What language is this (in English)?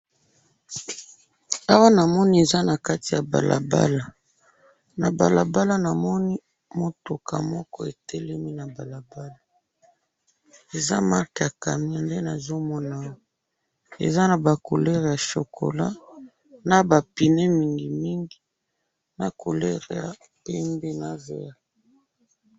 Lingala